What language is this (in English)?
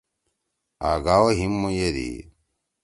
Torwali